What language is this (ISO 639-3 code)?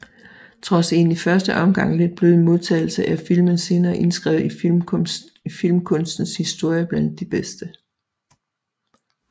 dan